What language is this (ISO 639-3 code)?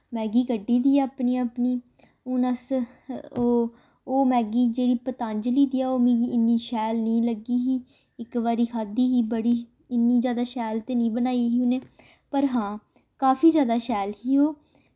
doi